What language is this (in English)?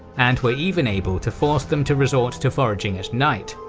English